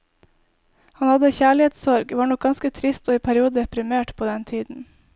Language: Norwegian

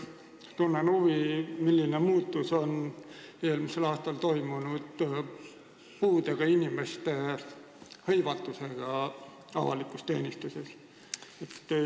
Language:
Estonian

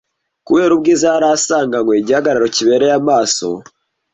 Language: Kinyarwanda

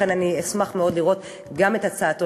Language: Hebrew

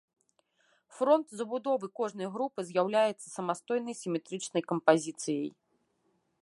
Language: Belarusian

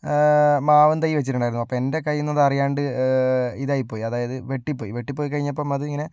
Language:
Malayalam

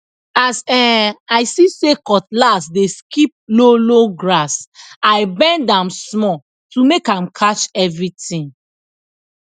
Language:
Nigerian Pidgin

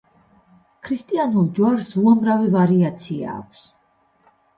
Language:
Georgian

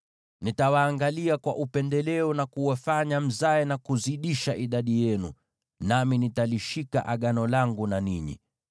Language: Swahili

